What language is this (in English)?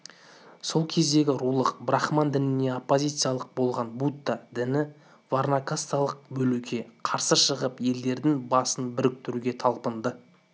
Kazakh